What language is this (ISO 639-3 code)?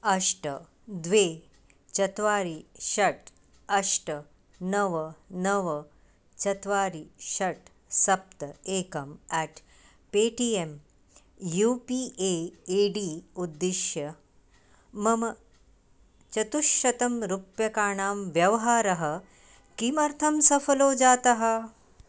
san